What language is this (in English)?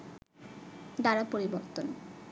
Bangla